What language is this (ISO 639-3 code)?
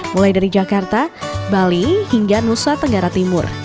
ind